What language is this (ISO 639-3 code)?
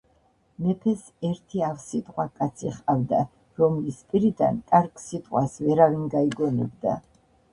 kat